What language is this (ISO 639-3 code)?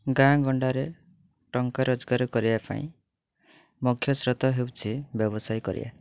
ori